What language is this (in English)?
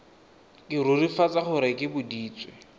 Tswana